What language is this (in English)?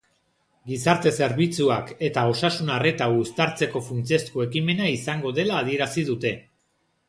Basque